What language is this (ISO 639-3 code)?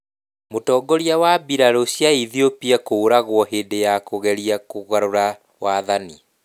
kik